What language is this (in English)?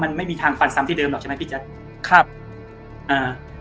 Thai